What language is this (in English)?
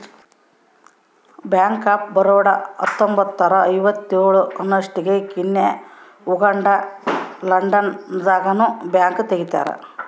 Kannada